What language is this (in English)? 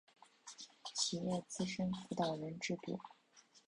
Chinese